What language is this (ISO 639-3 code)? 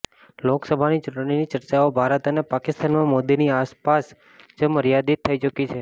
guj